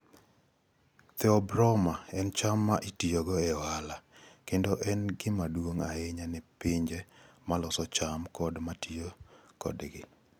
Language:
Luo (Kenya and Tanzania)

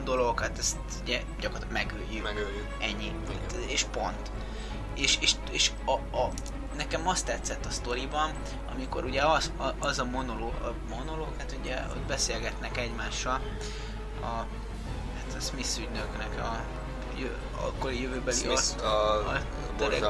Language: Hungarian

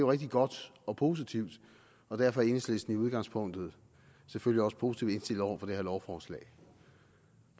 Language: Danish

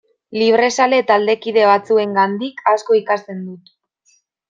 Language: Basque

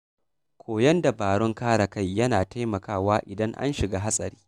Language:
Hausa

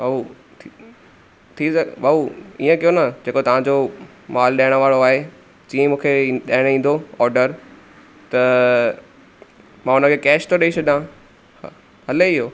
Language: Sindhi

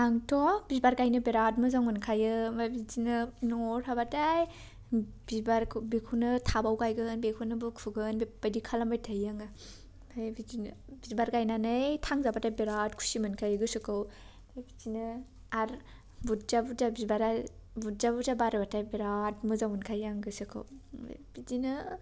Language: Bodo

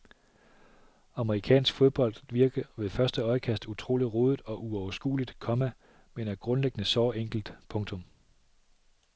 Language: Danish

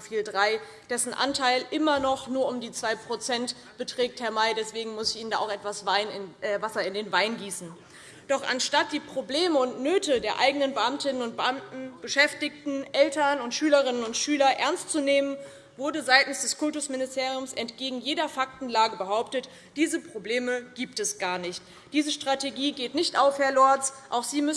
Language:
German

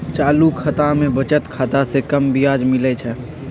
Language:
Magahi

